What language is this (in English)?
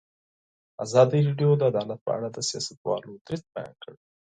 Pashto